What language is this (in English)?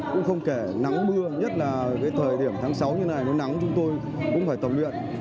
Vietnamese